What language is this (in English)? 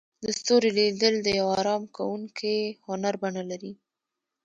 Pashto